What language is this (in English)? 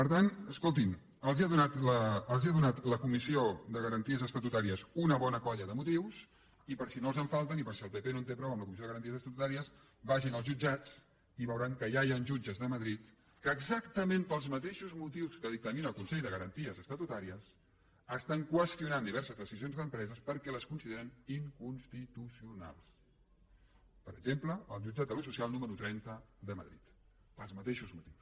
Catalan